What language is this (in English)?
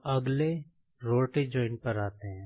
Hindi